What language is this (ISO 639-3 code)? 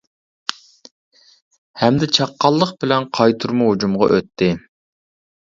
uig